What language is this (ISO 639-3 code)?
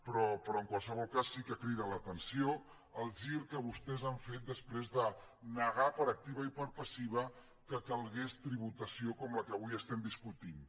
cat